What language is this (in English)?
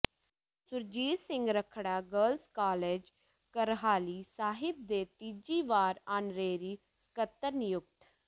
Punjabi